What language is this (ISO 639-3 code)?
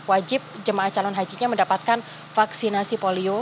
ind